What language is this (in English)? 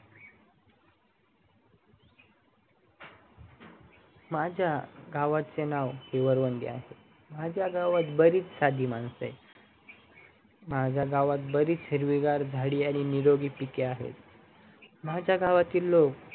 Marathi